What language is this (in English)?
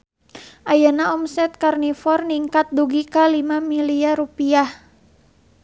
Sundanese